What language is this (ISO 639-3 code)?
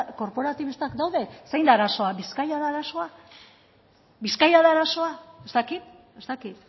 eus